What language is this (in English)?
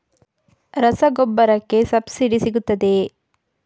Kannada